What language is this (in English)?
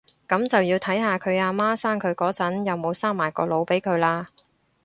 Cantonese